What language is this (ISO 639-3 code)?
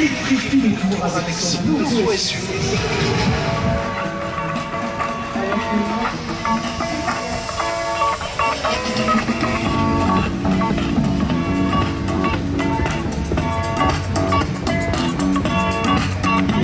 fra